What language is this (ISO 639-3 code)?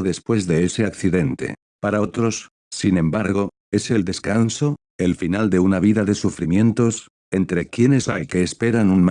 spa